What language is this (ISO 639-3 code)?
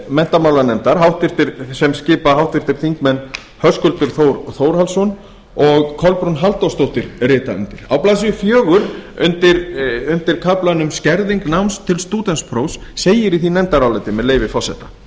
isl